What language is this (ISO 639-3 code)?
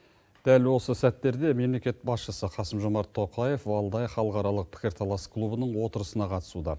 kaz